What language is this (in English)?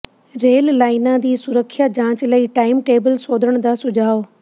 Punjabi